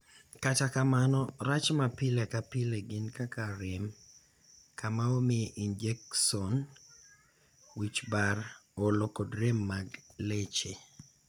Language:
Luo (Kenya and Tanzania)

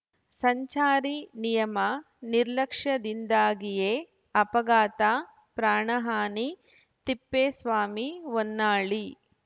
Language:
Kannada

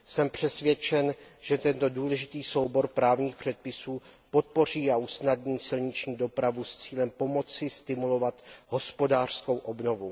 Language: Czech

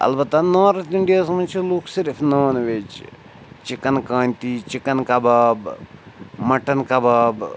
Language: Kashmiri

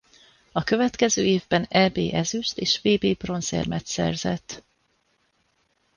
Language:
Hungarian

